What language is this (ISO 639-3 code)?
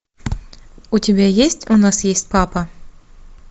rus